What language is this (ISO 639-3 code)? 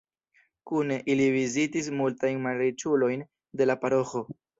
epo